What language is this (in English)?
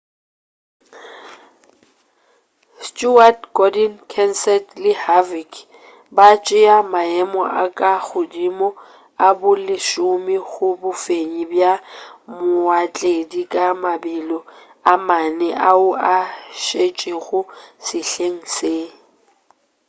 Northern Sotho